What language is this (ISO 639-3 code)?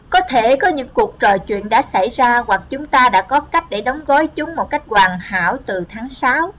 vie